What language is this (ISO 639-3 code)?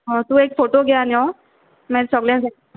kok